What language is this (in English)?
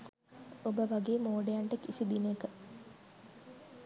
Sinhala